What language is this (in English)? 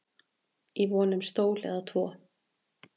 Icelandic